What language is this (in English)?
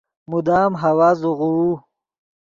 Yidgha